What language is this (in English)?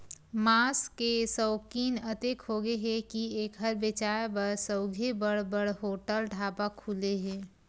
Chhattisgarhi